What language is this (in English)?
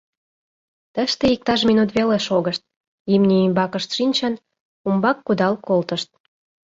Mari